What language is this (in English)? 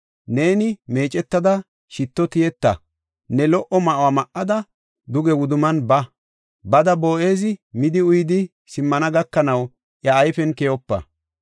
Gofa